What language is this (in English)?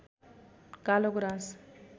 Nepali